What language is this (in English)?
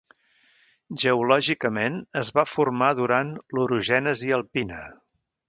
Catalan